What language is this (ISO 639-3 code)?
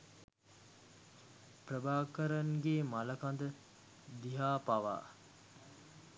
sin